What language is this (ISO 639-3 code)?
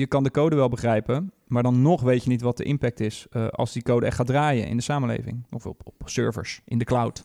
nld